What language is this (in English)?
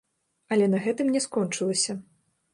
Belarusian